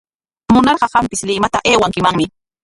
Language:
Corongo Ancash Quechua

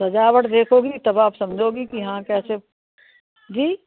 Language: Hindi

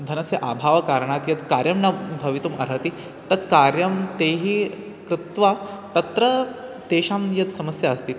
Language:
Sanskrit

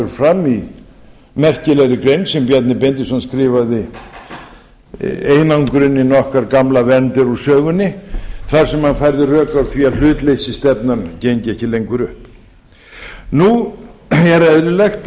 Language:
Icelandic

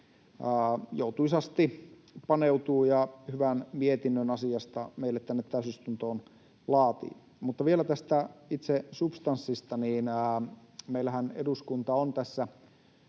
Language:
Finnish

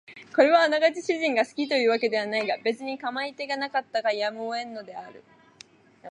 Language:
Japanese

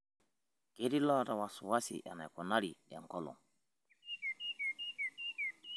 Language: Masai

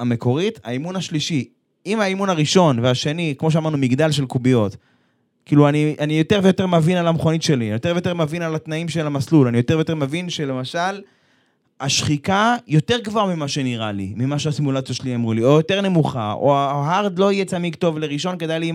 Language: Hebrew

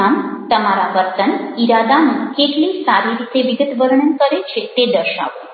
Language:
Gujarati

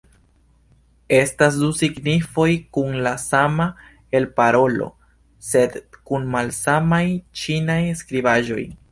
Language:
Esperanto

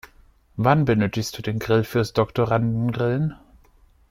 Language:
German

